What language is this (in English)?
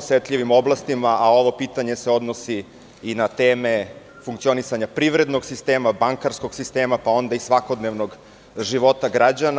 Serbian